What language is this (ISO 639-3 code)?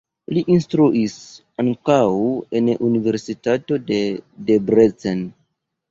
epo